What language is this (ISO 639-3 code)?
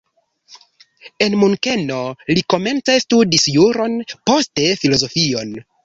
epo